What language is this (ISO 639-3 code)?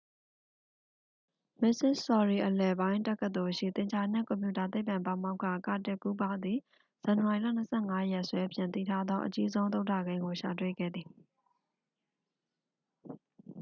mya